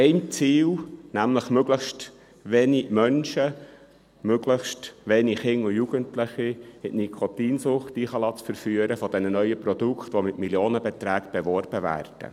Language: Swiss German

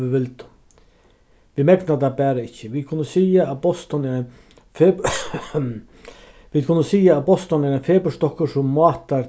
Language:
Faroese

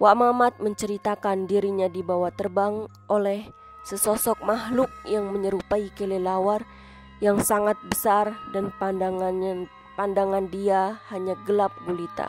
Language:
Indonesian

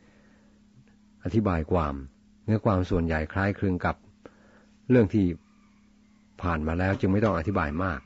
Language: Thai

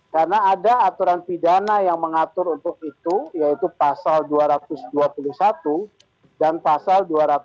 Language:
Indonesian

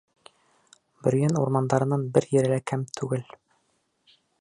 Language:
Bashkir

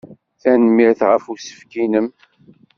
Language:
Kabyle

